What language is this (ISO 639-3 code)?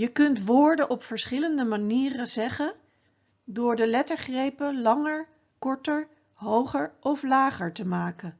nld